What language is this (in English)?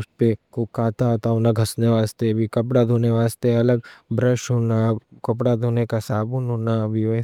Deccan